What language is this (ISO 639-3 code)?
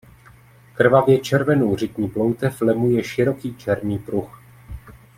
ces